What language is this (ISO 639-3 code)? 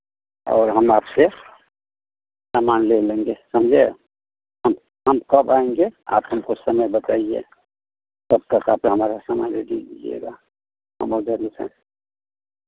hin